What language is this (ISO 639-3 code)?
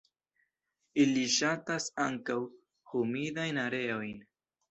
epo